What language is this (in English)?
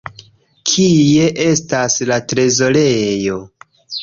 Esperanto